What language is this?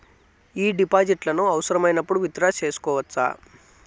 Telugu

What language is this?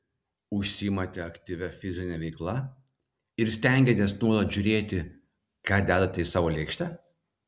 Lithuanian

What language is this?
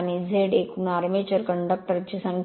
Marathi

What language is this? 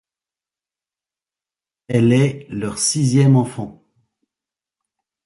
French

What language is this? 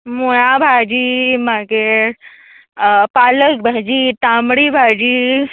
Konkani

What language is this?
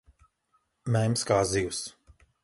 Latvian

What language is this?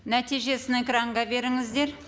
Kazakh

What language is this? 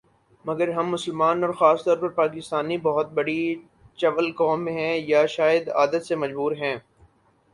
Urdu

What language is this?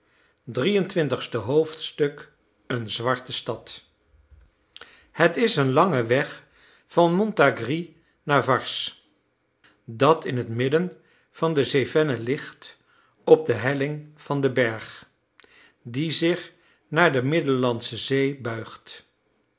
Dutch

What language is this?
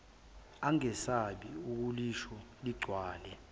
Zulu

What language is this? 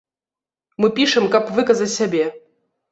Belarusian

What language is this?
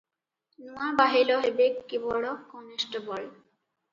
Odia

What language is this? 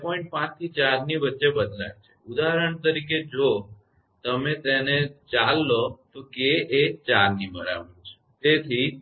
Gujarati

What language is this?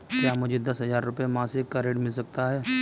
Hindi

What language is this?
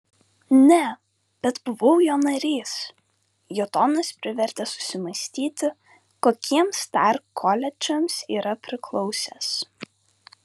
Lithuanian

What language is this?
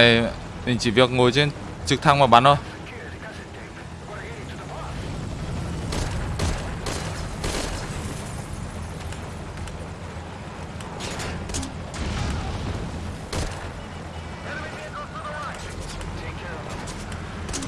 Vietnamese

